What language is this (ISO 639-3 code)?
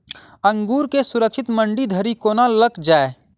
mai